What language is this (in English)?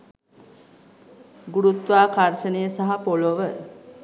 Sinhala